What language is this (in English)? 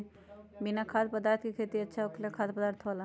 Magahi